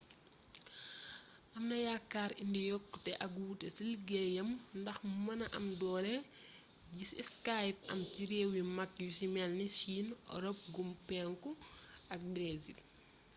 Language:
Wolof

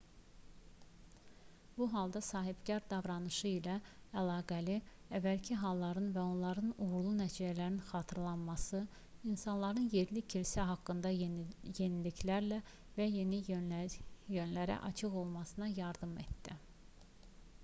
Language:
Azerbaijani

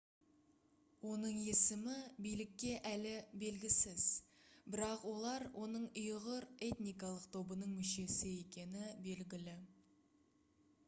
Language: Kazakh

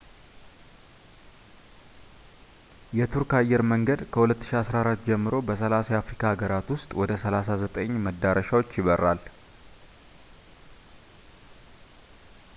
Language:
Amharic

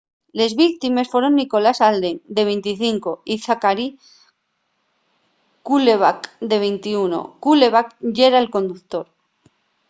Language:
Asturian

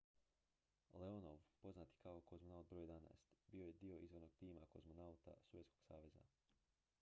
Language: Croatian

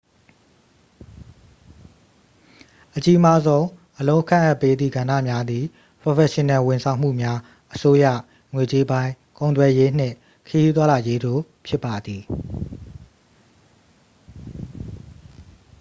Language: Burmese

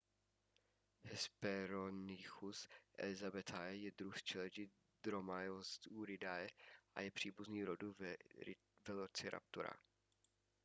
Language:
Czech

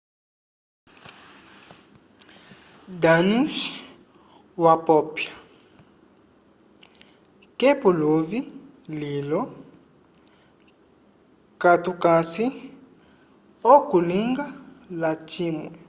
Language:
Umbundu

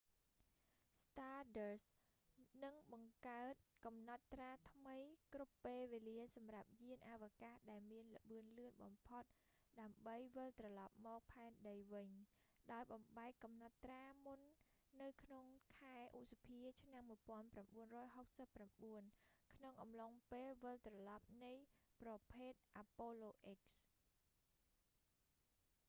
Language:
Khmer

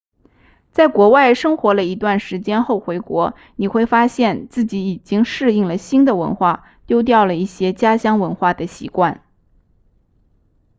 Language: Chinese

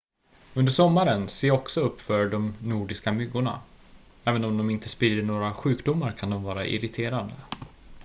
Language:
Swedish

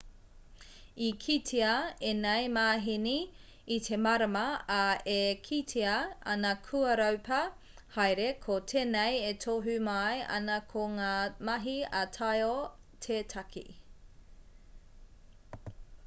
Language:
Māori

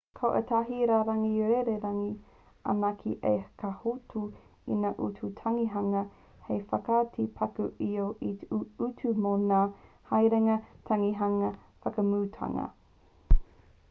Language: Māori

